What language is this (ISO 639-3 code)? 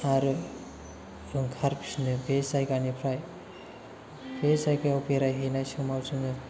brx